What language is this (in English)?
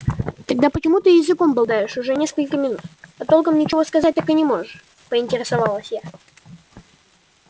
Russian